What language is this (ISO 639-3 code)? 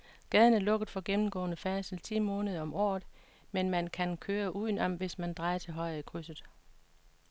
dan